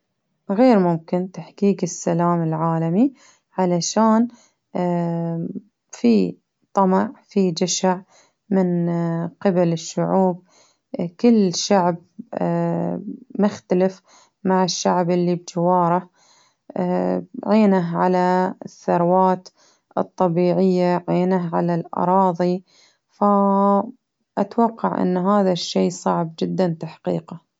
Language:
Baharna Arabic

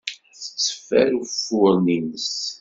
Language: Kabyle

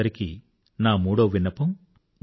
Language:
Telugu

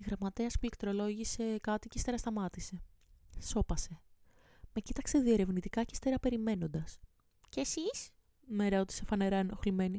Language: Greek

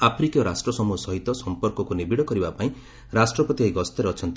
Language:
Odia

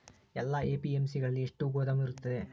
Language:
Kannada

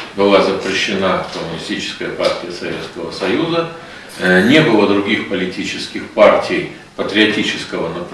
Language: Russian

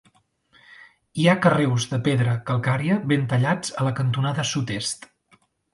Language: Catalan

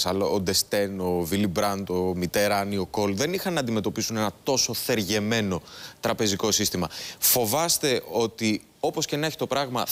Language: Greek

